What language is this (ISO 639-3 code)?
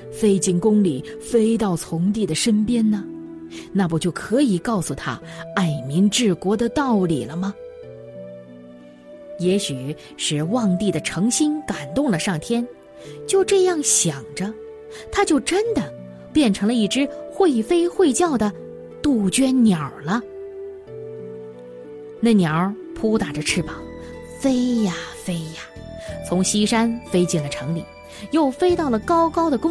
zho